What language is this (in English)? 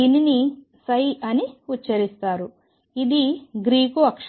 Telugu